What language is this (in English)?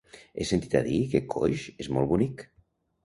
Catalan